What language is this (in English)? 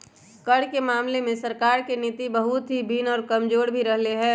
Magahi